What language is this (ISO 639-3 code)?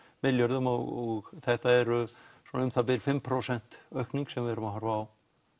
isl